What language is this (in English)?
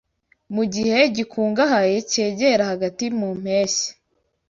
Kinyarwanda